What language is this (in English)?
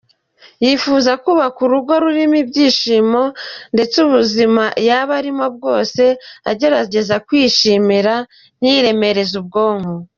Kinyarwanda